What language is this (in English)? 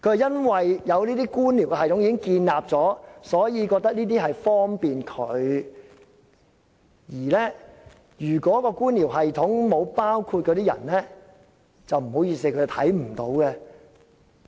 Cantonese